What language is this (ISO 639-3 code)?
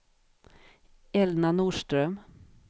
swe